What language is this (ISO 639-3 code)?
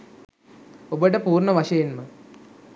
sin